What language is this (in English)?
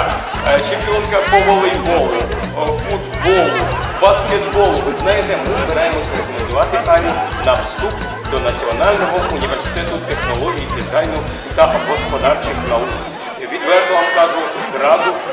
Ukrainian